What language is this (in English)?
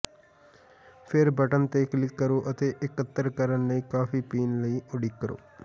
Punjabi